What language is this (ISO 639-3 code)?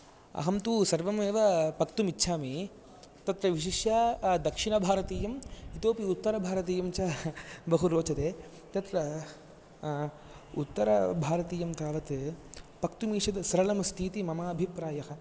san